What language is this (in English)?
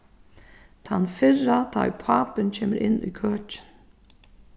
Faroese